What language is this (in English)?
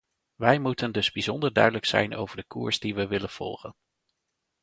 Dutch